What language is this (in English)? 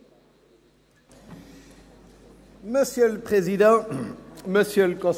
Swiss German